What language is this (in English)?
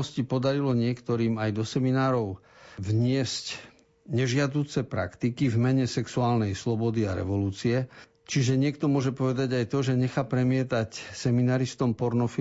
Slovak